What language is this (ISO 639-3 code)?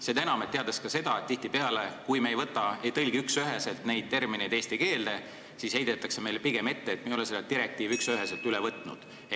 est